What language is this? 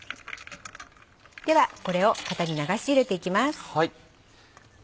Japanese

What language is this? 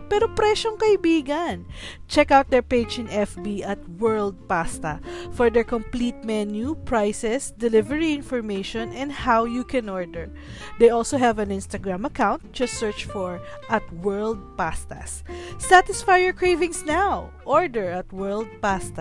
Filipino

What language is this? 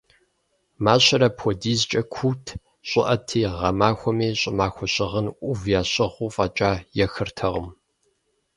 Kabardian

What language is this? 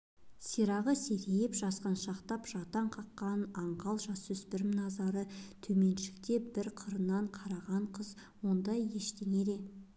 Kazakh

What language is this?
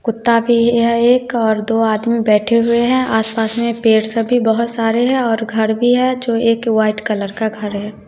Hindi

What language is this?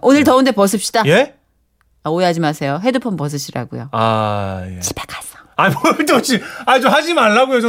Korean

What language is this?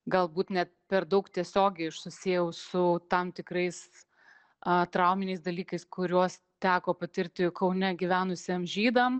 Lithuanian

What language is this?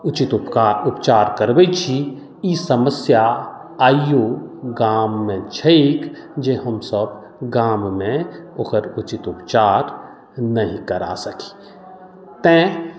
Maithili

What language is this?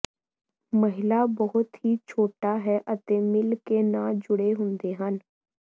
Punjabi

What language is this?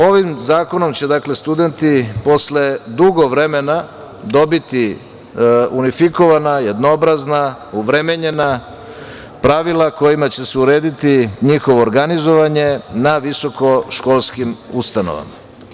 Serbian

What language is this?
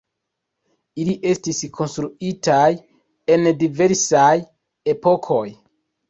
Esperanto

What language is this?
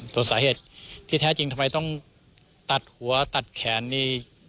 Thai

